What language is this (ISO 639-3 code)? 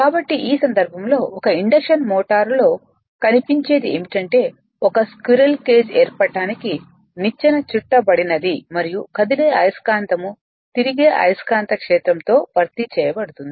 tel